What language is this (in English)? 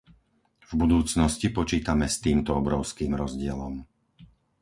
Slovak